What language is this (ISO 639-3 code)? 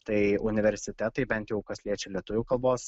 lit